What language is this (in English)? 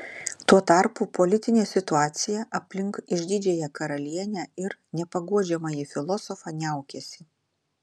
Lithuanian